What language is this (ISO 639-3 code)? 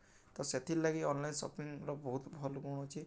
ori